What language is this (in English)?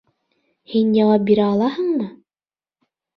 Bashkir